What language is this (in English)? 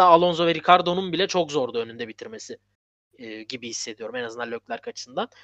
Turkish